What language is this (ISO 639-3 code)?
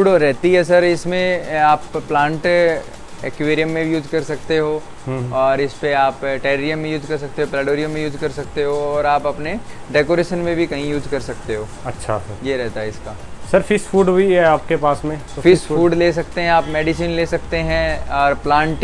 hin